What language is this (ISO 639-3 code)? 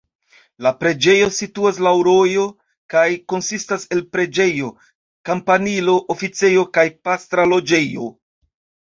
epo